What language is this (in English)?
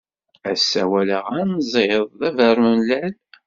Kabyle